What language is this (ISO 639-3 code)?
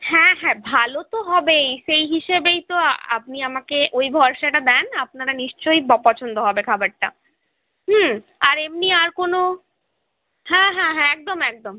ben